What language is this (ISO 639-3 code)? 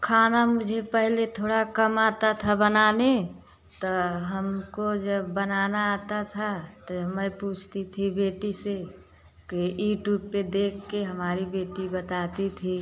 hin